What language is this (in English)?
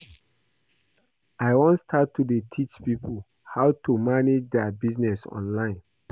Nigerian Pidgin